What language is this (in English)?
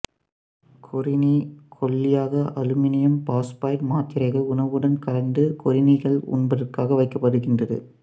Tamil